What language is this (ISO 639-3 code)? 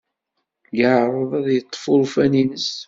kab